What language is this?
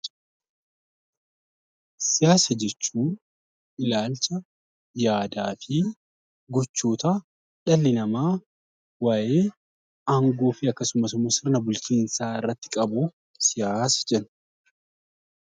Oromo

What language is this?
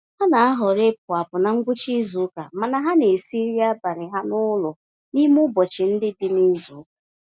Igbo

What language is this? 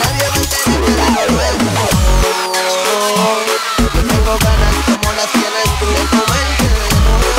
Vietnamese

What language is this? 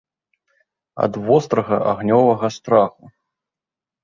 Belarusian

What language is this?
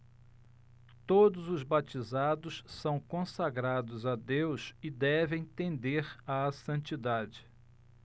Portuguese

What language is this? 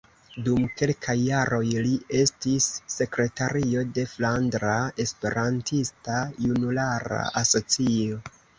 Esperanto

